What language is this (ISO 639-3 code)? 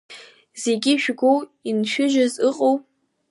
abk